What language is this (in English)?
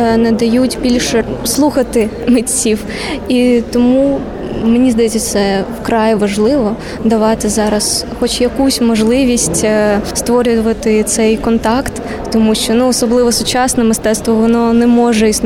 Ukrainian